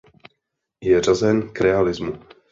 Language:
Czech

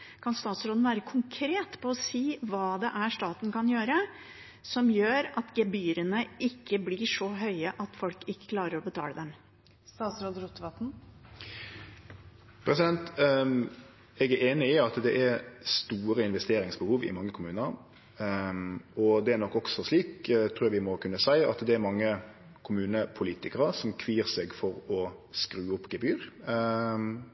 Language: Norwegian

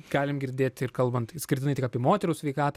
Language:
Lithuanian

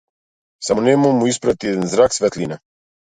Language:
Macedonian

